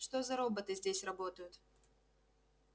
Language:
Russian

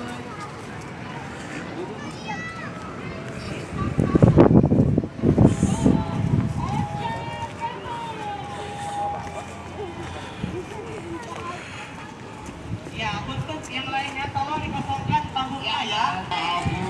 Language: Indonesian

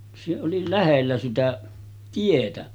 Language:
Finnish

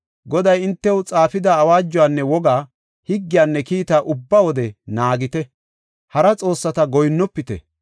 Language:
Gofa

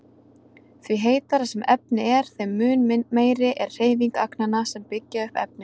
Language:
Icelandic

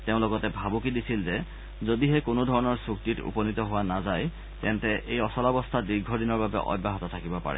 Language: Assamese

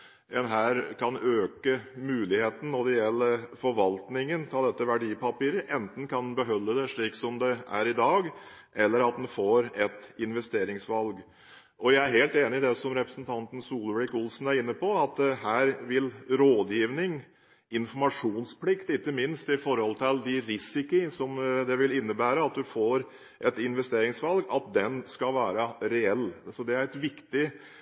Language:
Norwegian Bokmål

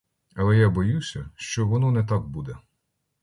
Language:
Ukrainian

